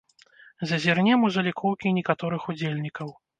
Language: Belarusian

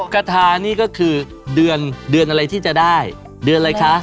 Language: Thai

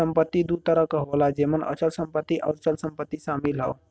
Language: Bhojpuri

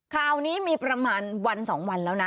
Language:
Thai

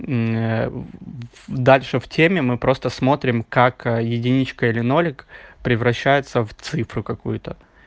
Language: Russian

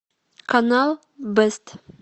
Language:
Russian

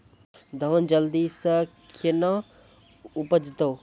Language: Maithili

